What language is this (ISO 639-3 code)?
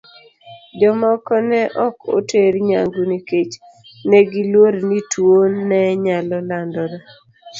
luo